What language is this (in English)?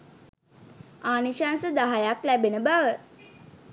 Sinhala